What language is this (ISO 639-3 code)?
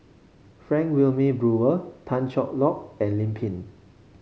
eng